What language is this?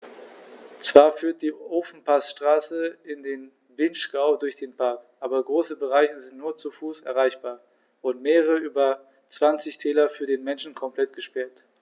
German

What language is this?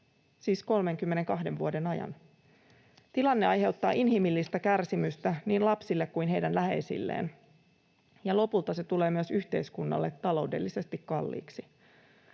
Finnish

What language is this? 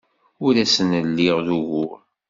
Kabyle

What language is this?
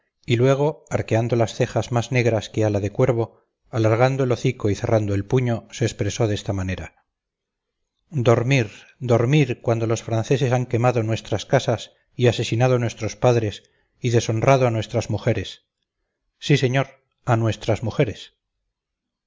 Spanish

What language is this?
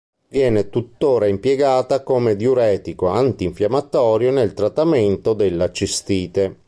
Italian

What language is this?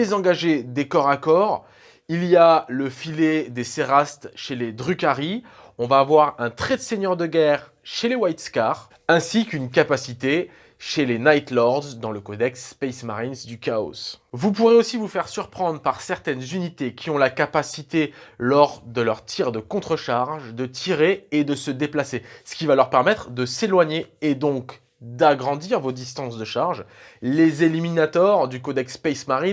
French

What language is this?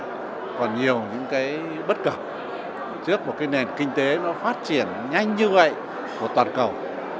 Vietnamese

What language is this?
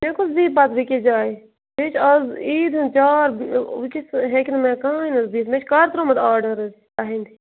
Kashmiri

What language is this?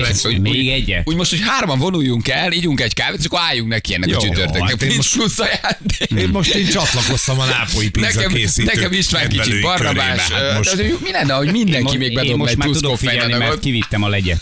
Hungarian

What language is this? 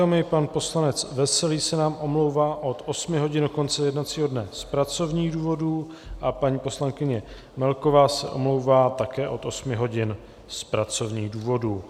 Czech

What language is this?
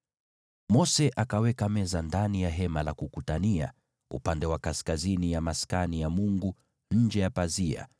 Swahili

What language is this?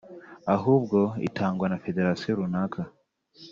Kinyarwanda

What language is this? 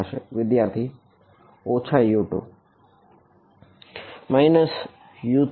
Gujarati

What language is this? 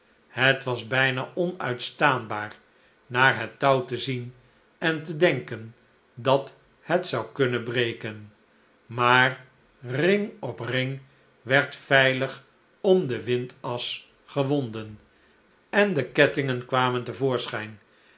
Dutch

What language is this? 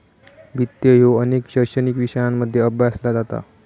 Marathi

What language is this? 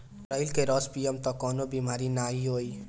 Bhojpuri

